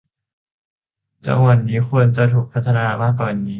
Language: Thai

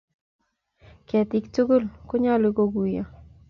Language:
Kalenjin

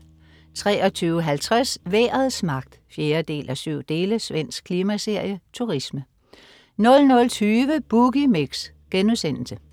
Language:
Danish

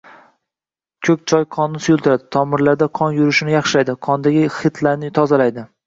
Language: Uzbek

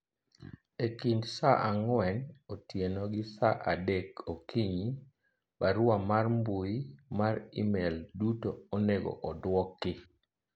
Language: Luo (Kenya and Tanzania)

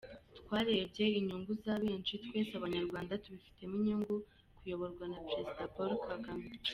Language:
Kinyarwanda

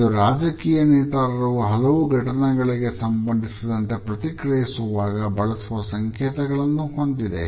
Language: Kannada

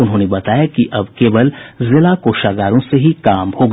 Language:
Hindi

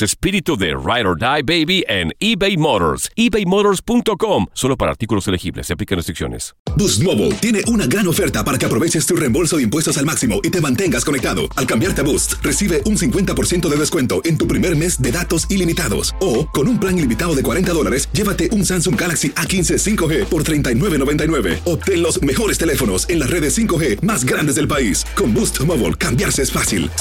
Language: Spanish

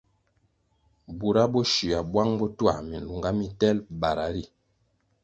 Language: Kwasio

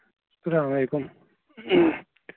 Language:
Kashmiri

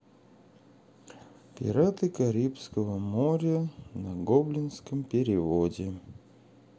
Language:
Russian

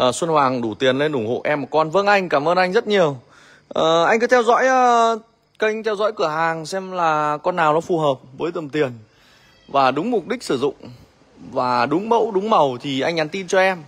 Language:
Vietnamese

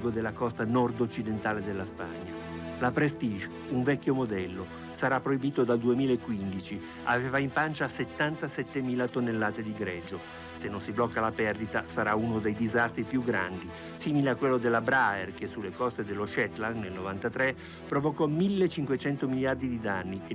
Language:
Italian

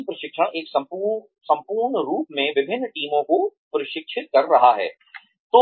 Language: Hindi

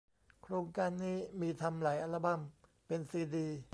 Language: Thai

